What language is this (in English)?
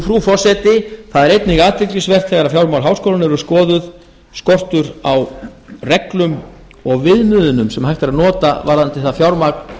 Icelandic